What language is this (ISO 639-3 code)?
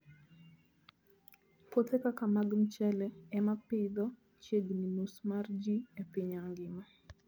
luo